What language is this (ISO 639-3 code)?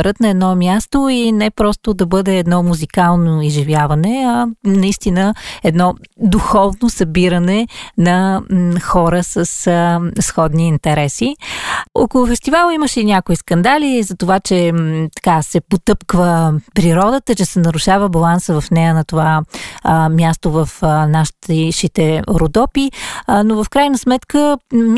bul